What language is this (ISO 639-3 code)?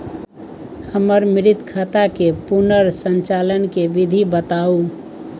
mai